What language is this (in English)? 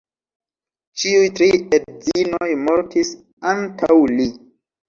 Esperanto